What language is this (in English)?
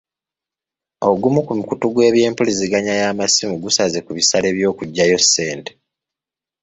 Ganda